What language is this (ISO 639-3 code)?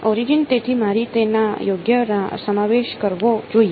guj